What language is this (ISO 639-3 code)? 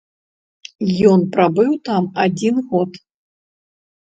bel